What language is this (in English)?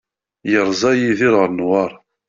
Kabyle